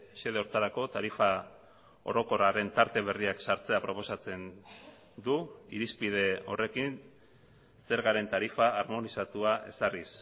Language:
Basque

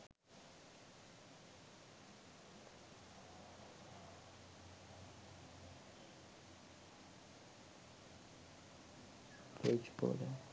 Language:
Sinhala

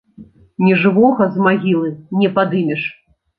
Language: Belarusian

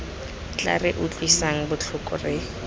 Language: Tswana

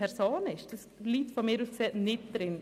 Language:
Swiss German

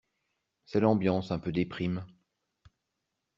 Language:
French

